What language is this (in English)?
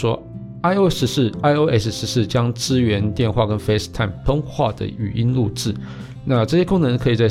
Chinese